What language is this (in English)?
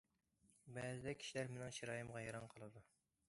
Uyghur